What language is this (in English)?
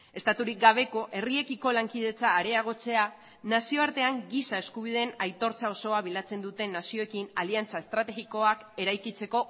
Basque